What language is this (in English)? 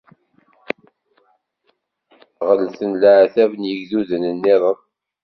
Kabyle